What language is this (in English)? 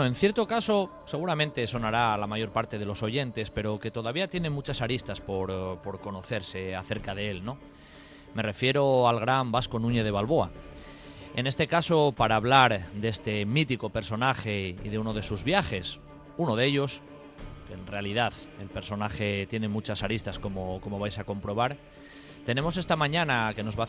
Spanish